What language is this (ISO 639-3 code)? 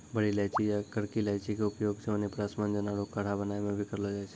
mai